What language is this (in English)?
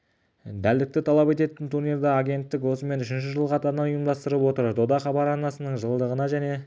Kazakh